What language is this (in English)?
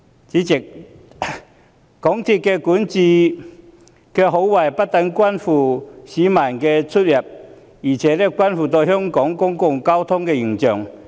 Cantonese